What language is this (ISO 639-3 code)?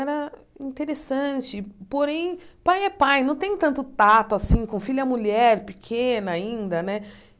por